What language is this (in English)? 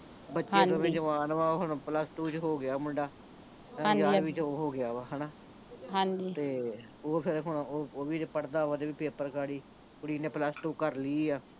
Punjabi